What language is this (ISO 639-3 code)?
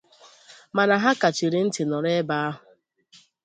ibo